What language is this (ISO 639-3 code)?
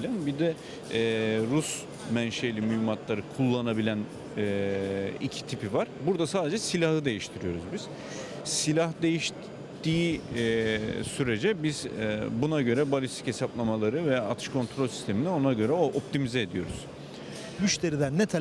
tur